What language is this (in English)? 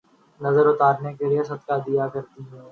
Urdu